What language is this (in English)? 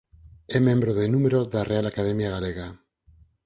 Galician